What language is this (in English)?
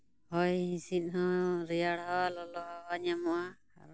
Santali